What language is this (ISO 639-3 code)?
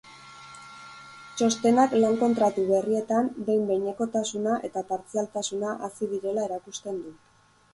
eus